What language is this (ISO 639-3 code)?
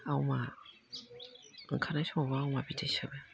brx